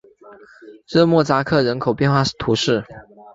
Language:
Chinese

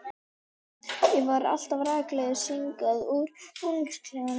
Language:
Icelandic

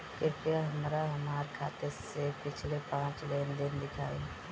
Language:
Bhojpuri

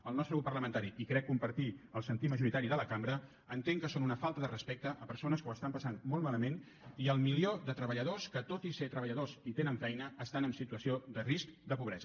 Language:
Catalan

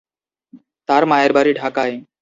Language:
Bangla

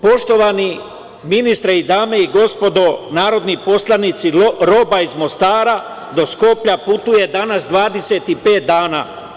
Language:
Serbian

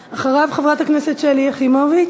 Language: Hebrew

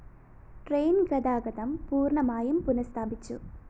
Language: Malayalam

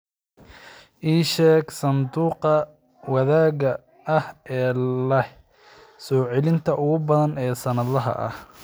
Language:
Somali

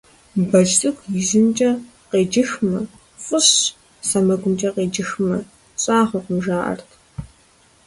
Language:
Kabardian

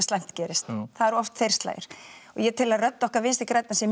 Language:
Icelandic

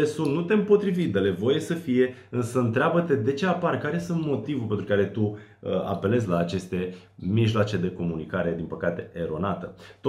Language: Romanian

